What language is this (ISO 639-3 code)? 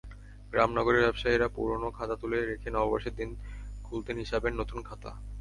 ben